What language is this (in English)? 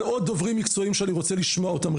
Hebrew